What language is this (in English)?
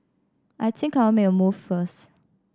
English